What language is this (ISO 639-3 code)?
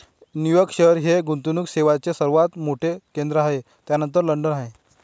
mar